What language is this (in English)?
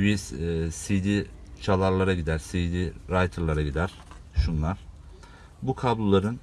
Turkish